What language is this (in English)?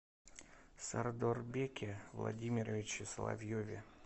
Russian